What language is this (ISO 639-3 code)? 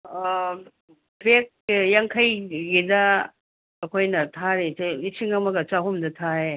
mni